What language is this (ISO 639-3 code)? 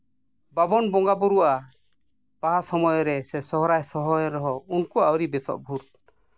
sat